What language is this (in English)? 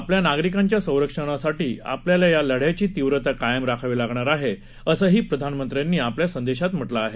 Marathi